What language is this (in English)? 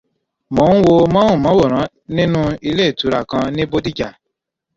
Yoruba